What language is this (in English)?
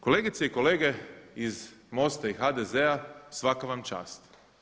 Croatian